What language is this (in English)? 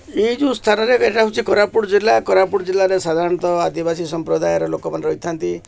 Odia